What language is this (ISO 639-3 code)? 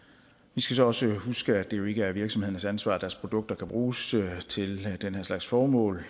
dan